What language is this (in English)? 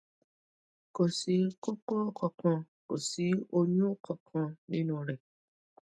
Yoruba